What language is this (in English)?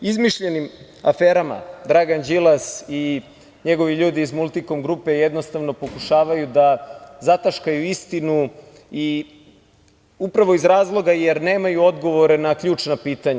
Serbian